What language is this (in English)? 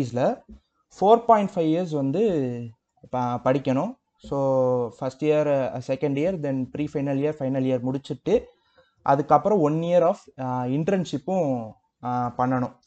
Tamil